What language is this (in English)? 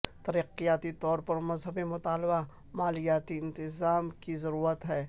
Urdu